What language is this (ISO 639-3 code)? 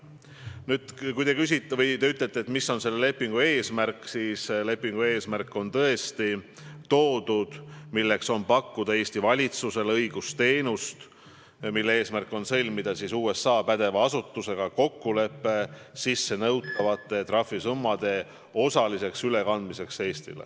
est